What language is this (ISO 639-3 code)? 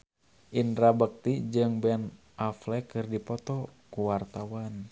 sun